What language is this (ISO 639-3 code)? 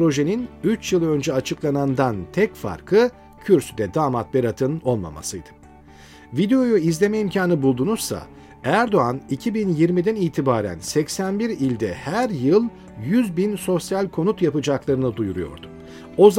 tur